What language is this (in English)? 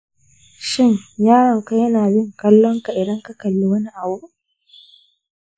Hausa